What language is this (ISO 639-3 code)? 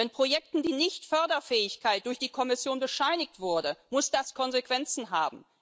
deu